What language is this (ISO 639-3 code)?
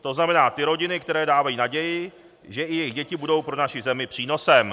ces